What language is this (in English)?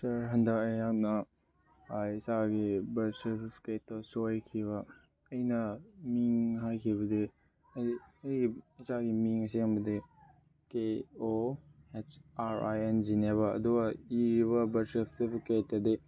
Manipuri